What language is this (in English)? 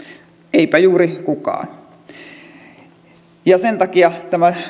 Finnish